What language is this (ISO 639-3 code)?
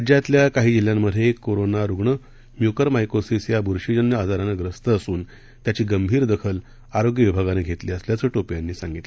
mar